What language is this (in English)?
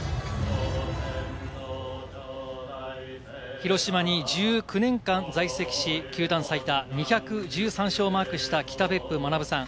Japanese